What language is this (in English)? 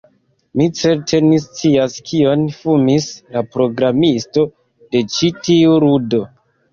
Esperanto